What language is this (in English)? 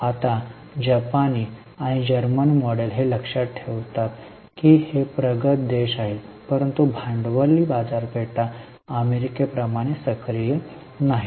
Marathi